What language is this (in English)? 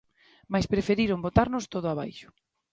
Galician